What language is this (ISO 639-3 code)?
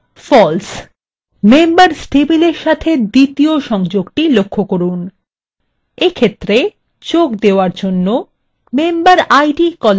ben